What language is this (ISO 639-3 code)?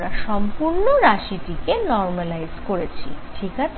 ben